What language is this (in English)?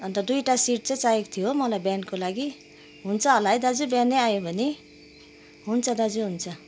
Nepali